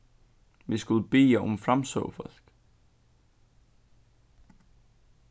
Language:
Faroese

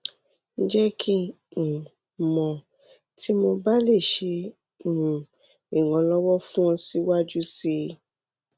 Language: Yoruba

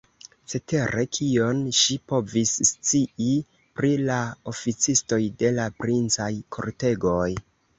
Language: Esperanto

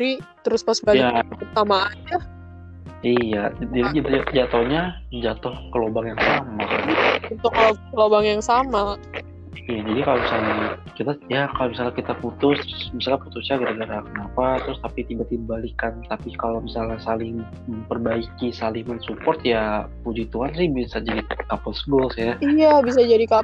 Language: Indonesian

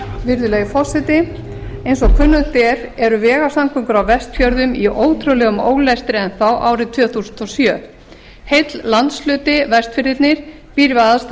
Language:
Icelandic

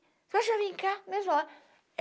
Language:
Portuguese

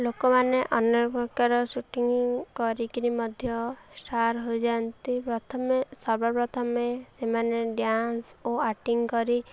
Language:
Odia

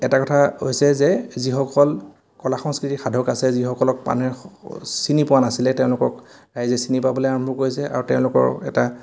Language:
Assamese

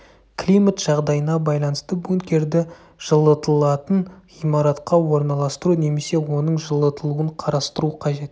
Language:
Kazakh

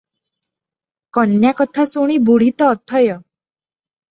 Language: Odia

